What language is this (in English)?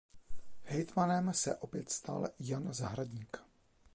Czech